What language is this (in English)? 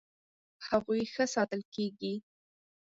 Pashto